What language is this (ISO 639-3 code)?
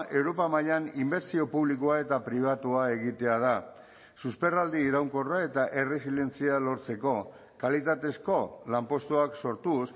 eus